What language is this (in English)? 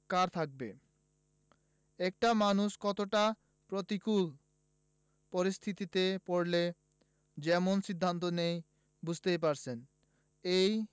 Bangla